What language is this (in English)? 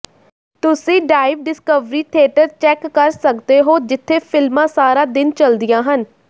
Punjabi